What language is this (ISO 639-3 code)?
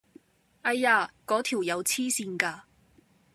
yue